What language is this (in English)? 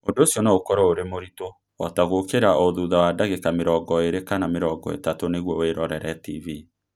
Kikuyu